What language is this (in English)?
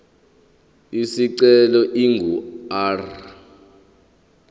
Zulu